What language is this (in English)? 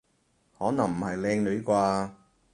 Cantonese